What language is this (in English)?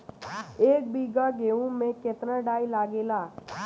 Bhojpuri